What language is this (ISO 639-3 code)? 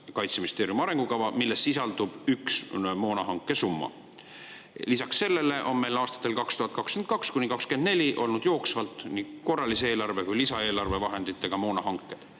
est